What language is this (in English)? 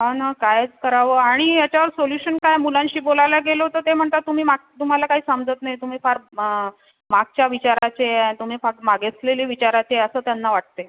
Marathi